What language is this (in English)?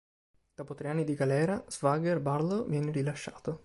Italian